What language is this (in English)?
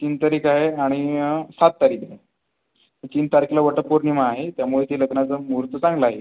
Marathi